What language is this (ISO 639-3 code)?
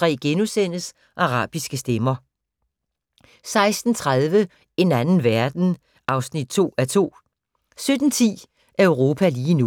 dan